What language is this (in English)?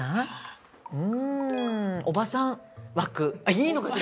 Japanese